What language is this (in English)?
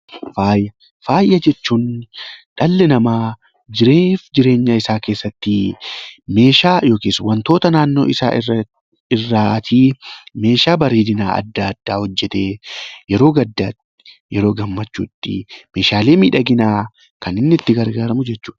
Oromo